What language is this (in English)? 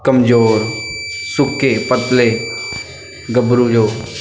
Punjabi